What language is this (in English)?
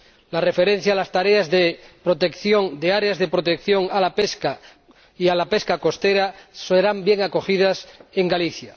Spanish